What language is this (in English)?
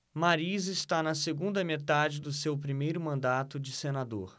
Portuguese